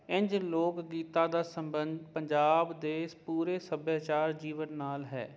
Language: Punjabi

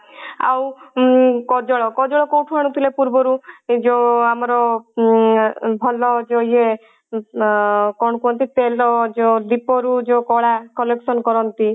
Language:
Odia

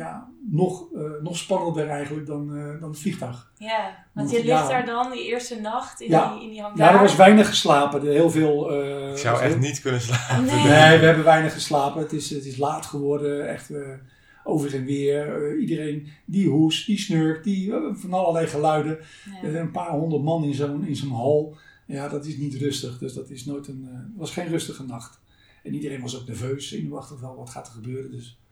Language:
Dutch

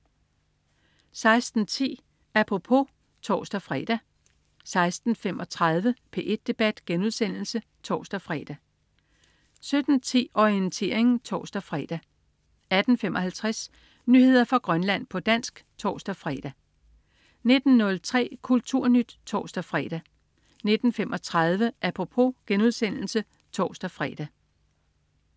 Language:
Danish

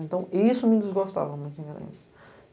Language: Portuguese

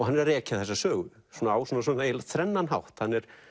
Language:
Icelandic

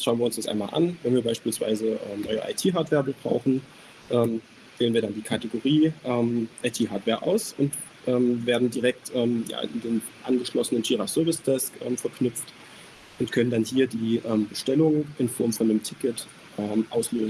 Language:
German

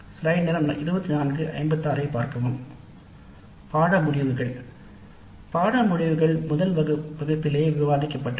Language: Tamil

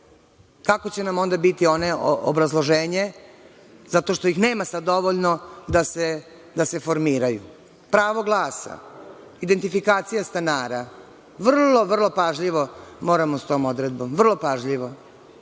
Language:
Serbian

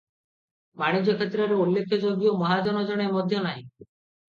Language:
Odia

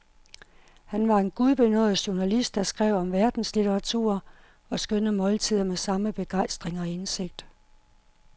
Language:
Danish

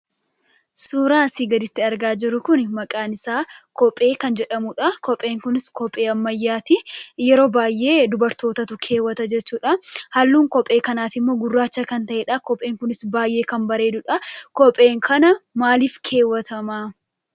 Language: Oromo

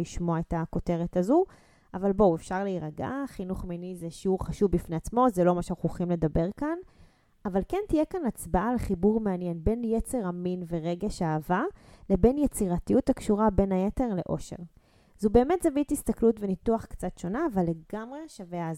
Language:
Hebrew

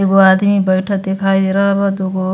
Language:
Bhojpuri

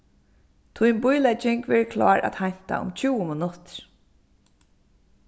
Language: Faroese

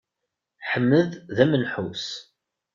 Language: Kabyle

